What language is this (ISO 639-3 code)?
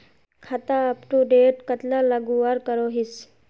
mag